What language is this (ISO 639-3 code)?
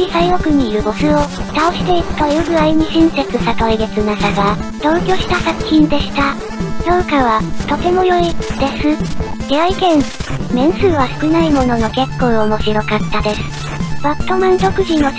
jpn